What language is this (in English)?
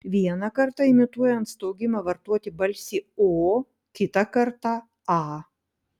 Lithuanian